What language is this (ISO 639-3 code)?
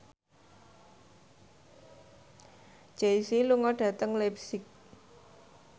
jav